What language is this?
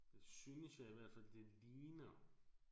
Danish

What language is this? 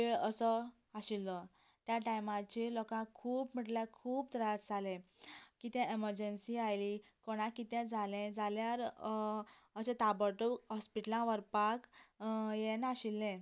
Konkani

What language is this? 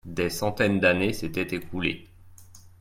French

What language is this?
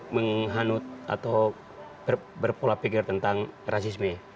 Indonesian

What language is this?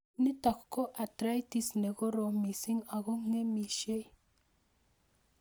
Kalenjin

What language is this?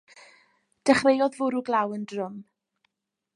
Welsh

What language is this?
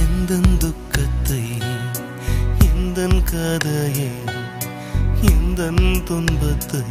Tamil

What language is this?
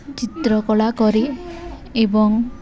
Odia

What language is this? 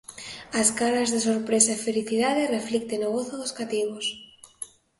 Galician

